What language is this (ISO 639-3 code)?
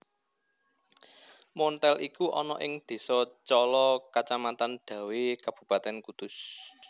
jav